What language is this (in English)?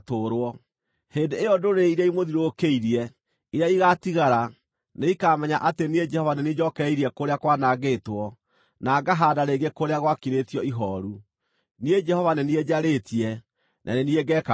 Kikuyu